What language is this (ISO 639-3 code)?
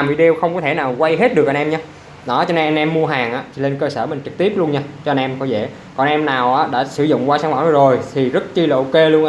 vie